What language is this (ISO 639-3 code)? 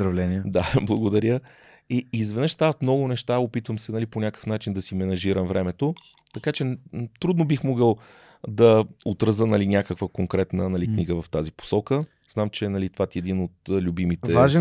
bul